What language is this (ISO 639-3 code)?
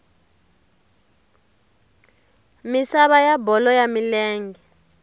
tso